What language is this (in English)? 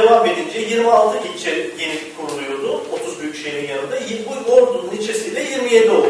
Turkish